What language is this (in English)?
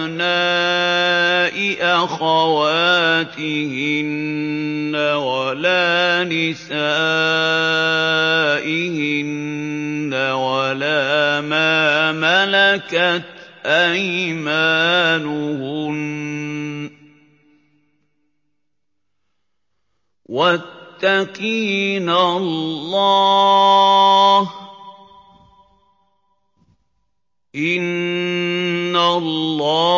Arabic